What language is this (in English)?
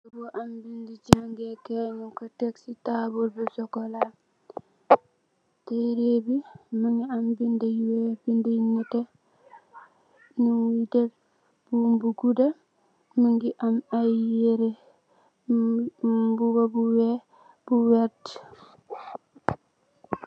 Wolof